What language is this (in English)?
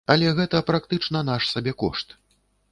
Belarusian